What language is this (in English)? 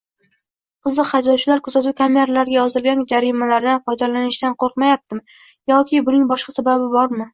Uzbek